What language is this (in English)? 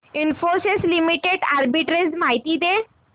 Marathi